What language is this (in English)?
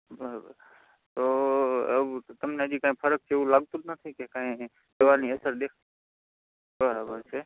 Gujarati